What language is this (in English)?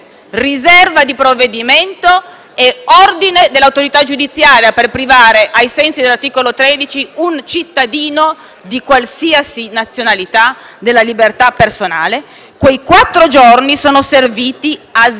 Italian